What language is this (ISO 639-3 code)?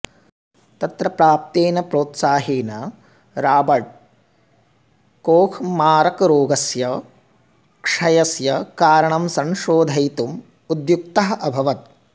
san